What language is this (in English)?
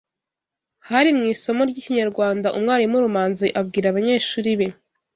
Kinyarwanda